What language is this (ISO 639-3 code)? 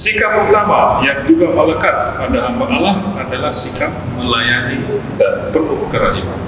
ind